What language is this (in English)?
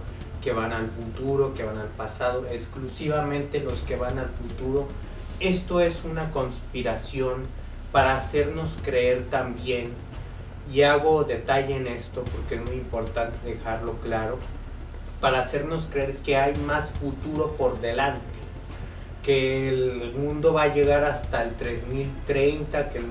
Spanish